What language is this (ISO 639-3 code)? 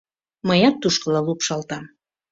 chm